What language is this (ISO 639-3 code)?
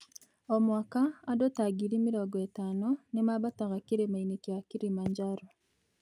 kik